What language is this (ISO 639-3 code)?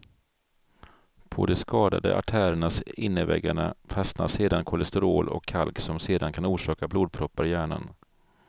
swe